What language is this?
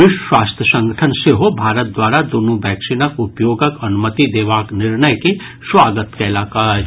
Maithili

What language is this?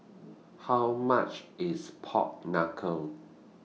English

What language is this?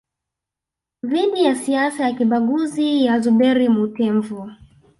Swahili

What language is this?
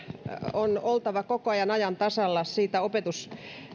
Finnish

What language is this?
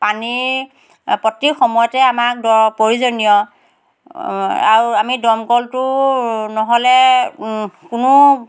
Assamese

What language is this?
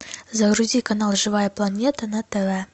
Russian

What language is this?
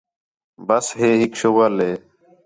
Khetrani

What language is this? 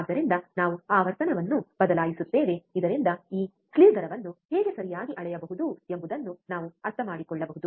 Kannada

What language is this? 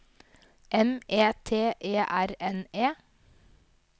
Norwegian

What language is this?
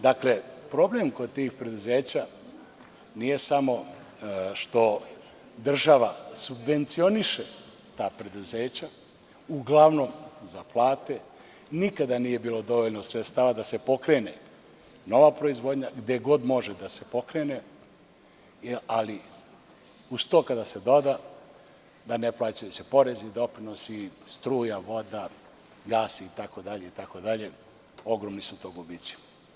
Serbian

